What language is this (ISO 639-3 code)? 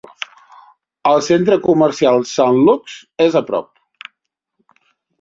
cat